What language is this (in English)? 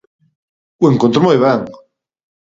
Galician